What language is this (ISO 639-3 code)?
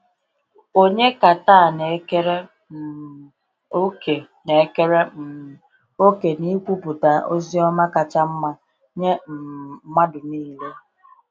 ibo